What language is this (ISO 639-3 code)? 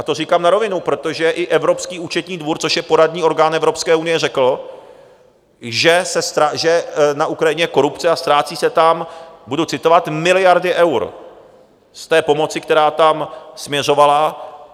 ces